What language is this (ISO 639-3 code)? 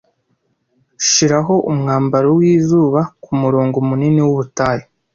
kin